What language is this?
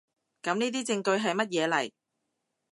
Cantonese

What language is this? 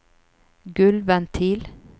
Norwegian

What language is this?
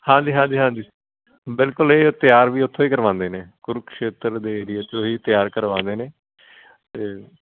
Punjabi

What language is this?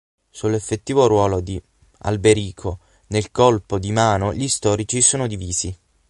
Italian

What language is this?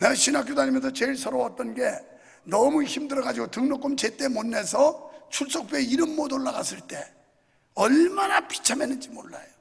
Korean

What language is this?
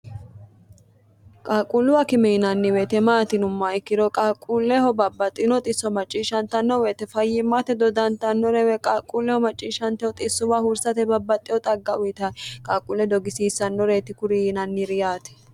Sidamo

